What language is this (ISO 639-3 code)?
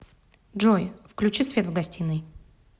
rus